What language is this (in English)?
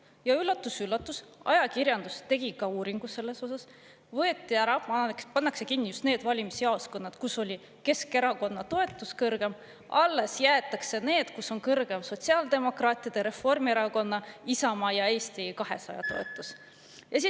Estonian